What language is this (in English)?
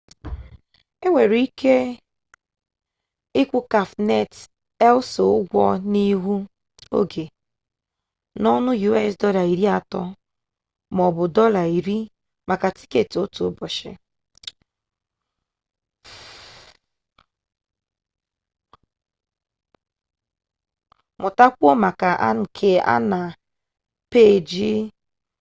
Igbo